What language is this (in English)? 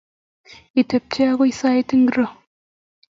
Kalenjin